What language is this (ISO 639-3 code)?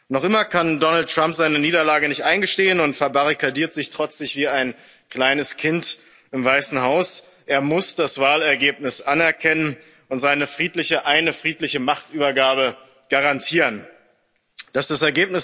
deu